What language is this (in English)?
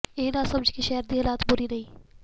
Punjabi